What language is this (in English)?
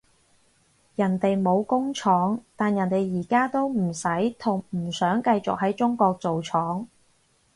Cantonese